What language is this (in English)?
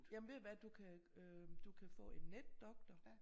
Danish